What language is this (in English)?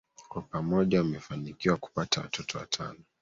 Swahili